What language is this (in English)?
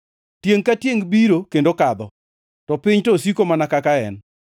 Luo (Kenya and Tanzania)